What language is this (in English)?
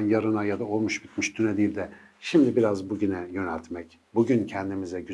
Turkish